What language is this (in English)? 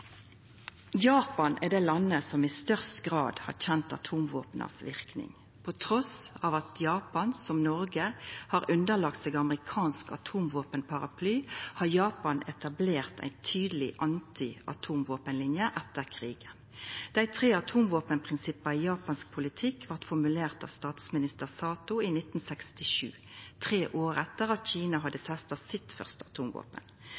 Norwegian Nynorsk